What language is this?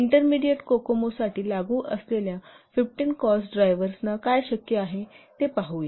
Marathi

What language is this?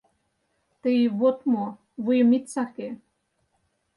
Mari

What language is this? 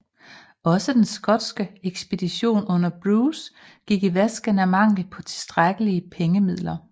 Danish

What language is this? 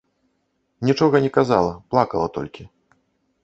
Belarusian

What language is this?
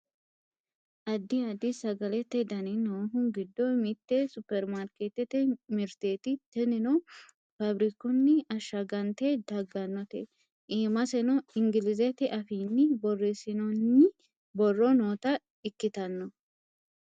Sidamo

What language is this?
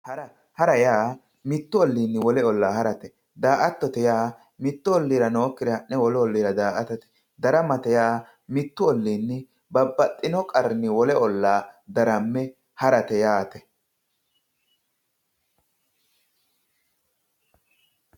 Sidamo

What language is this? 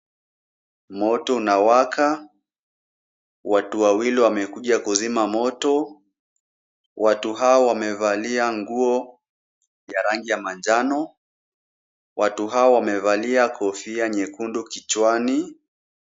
Swahili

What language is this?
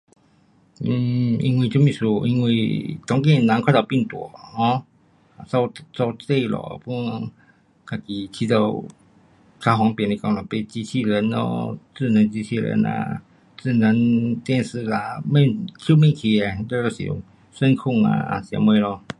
Pu-Xian Chinese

